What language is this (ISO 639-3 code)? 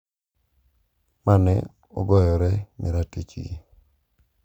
luo